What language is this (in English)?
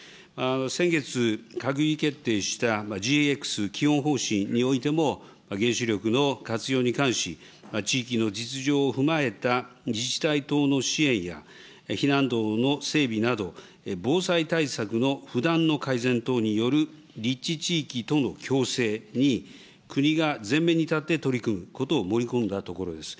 Japanese